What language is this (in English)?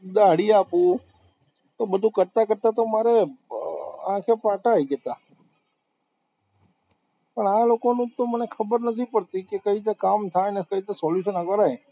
Gujarati